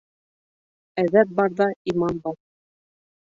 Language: Bashkir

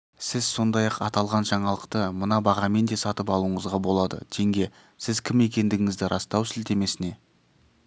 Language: Kazakh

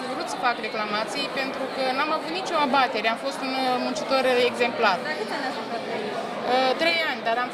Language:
Romanian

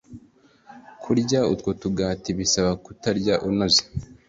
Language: Kinyarwanda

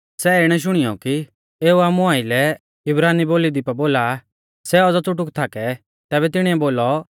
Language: Mahasu Pahari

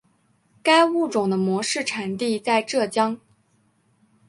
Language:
Chinese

